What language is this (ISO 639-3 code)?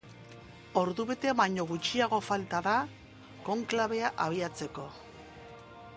eus